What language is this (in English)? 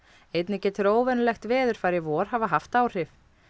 Icelandic